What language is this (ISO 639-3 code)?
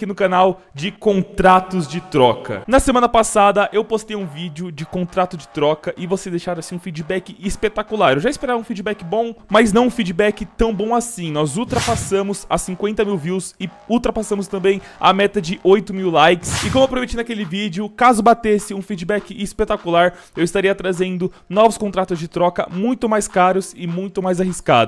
por